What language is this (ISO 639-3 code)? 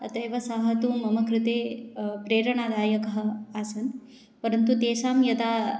san